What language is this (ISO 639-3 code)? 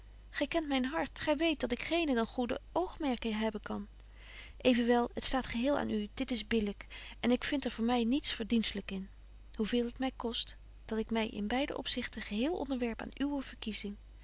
nld